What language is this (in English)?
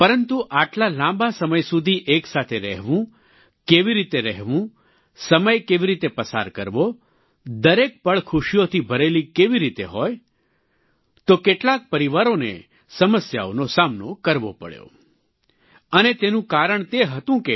Gujarati